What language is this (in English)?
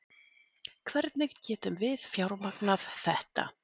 Icelandic